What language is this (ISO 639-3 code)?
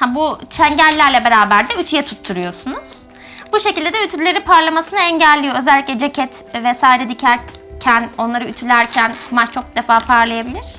tur